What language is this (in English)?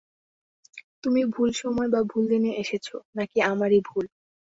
Bangla